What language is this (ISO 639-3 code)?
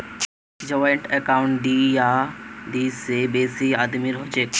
mag